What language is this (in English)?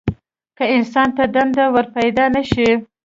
Pashto